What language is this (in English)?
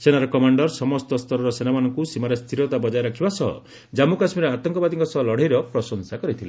Odia